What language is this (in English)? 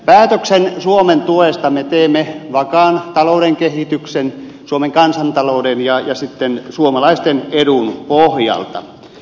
Finnish